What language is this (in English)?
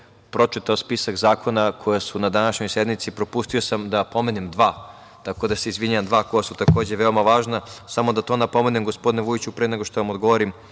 Serbian